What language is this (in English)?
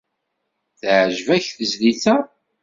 Kabyle